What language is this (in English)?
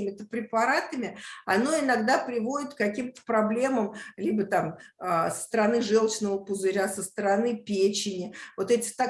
Russian